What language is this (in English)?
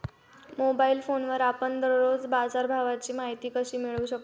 Marathi